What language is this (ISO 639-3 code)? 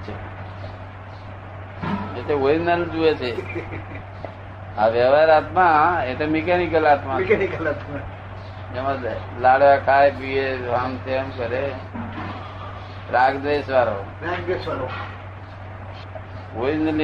guj